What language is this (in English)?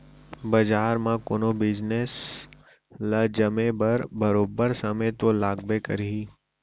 Chhattisgarhi